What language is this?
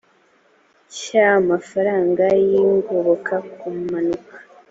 Kinyarwanda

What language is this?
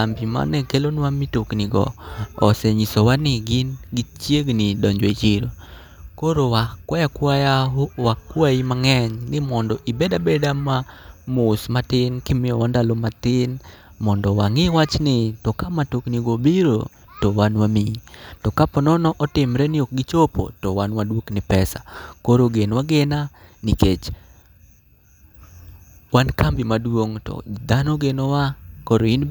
Luo (Kenya and Tanzania)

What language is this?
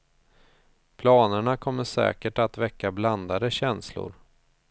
Swedish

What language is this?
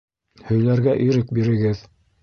Bashkir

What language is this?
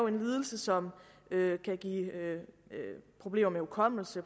Danish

